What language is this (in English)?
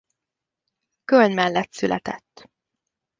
Hungarian